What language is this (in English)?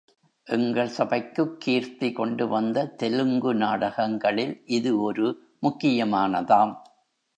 Tamil